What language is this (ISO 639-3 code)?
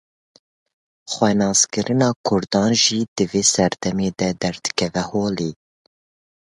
kur